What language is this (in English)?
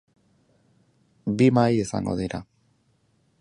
Basque